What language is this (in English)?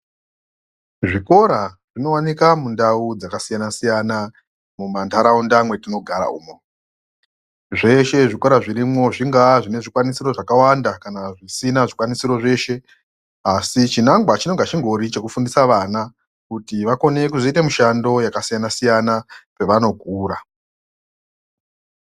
Ndau